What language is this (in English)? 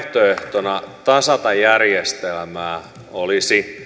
Finnish